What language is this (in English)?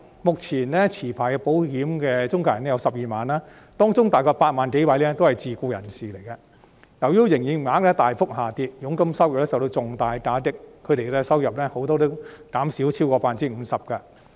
Cantonese